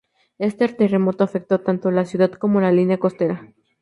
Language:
Spanish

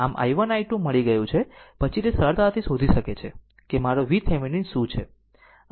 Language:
Gujarati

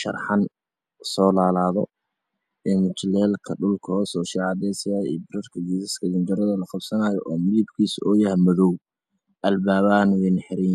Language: Somali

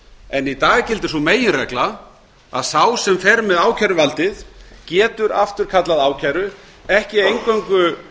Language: Icelandic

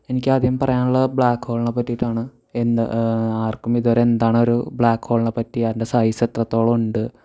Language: Malayalam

